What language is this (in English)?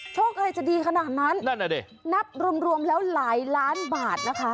Thai